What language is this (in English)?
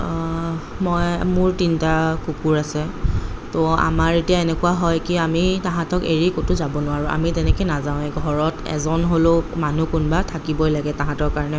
Assamese